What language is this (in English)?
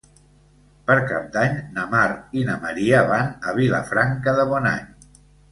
Catalan